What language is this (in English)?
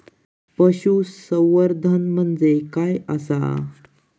Marathi